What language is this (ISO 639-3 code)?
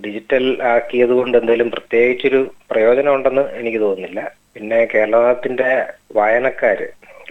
mal